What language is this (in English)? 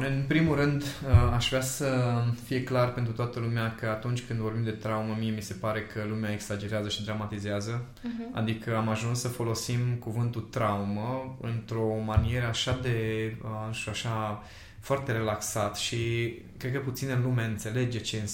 Romanian